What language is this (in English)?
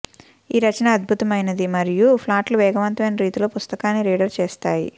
Telugu